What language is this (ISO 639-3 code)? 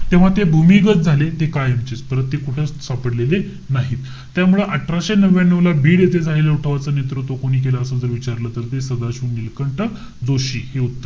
mar